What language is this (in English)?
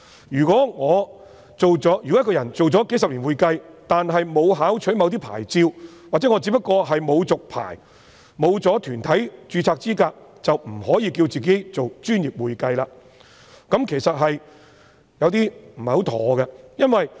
Cantonese